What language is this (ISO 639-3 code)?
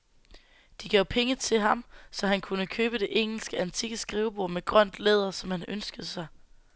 dan